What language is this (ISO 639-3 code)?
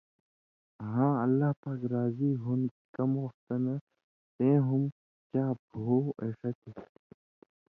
mvy